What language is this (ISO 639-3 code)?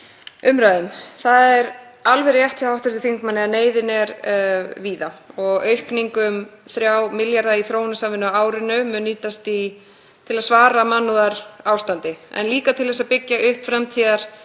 isl